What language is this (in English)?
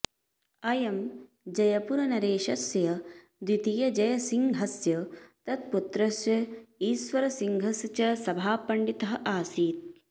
Sanskrit